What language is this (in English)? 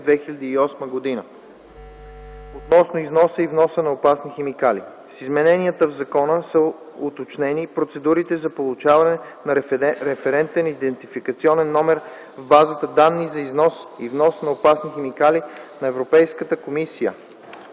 Bulgarian